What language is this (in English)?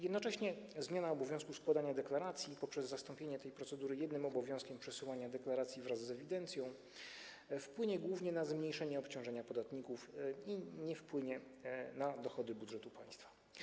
Polish